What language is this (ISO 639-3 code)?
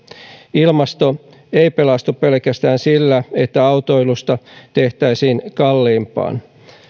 fin